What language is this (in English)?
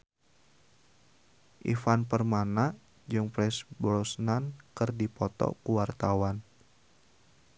Sundanese